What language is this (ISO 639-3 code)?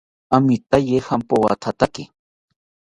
cpy